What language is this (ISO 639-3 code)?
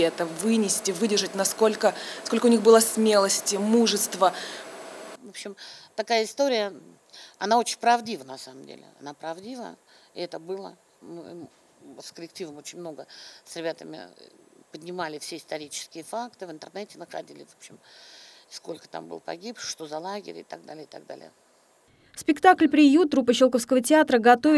rus